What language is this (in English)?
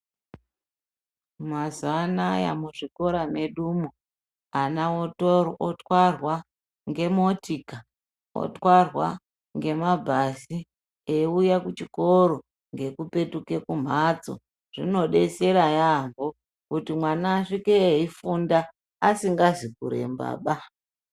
Ndau